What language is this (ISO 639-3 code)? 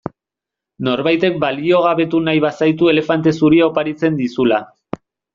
eus